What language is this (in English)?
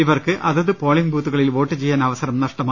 Malayalam